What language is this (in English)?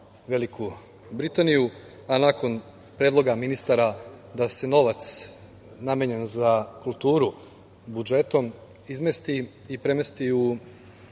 Serbian